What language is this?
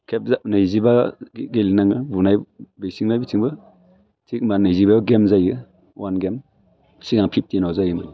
Bodo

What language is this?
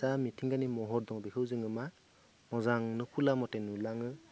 Bodo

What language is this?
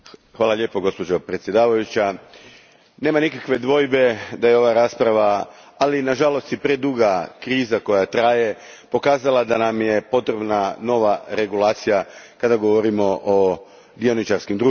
Croatian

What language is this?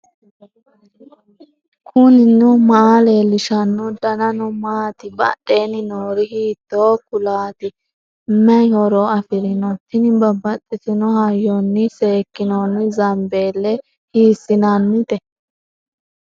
Sidamo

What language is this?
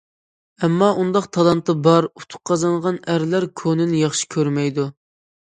Uyghur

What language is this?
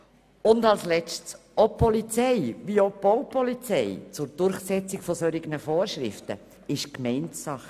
Swiss German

